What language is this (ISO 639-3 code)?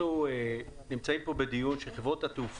heb